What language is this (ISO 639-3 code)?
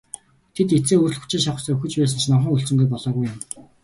mon